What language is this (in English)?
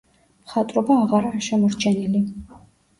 Georgian